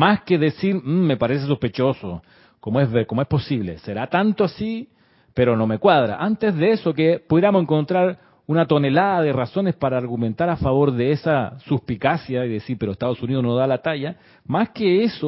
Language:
Spanish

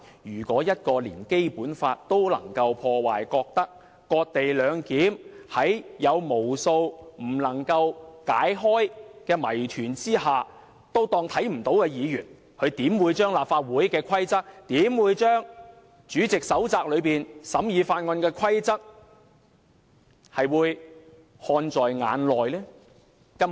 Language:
Cantonese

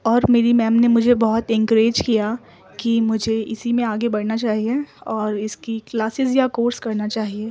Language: Urdu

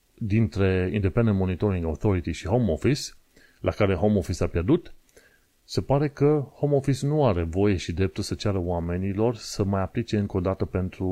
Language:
Romanian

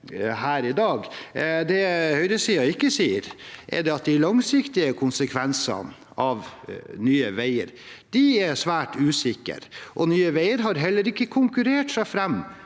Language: Norwegian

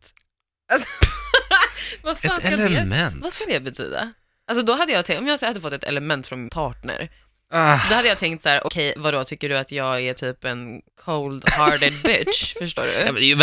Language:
Swedish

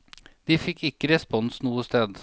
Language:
Norwegian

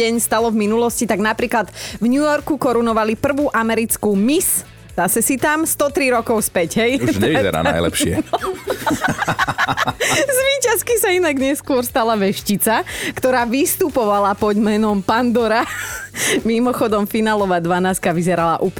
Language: Slovak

